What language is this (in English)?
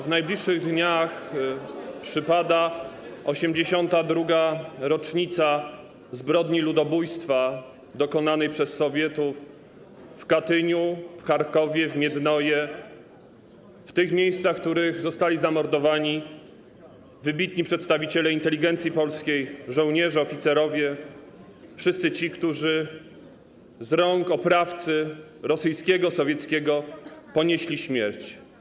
Polish